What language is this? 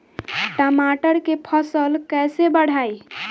Bhojpuri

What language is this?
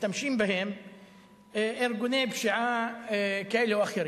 Hebrew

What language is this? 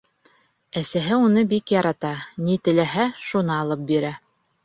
Bashkir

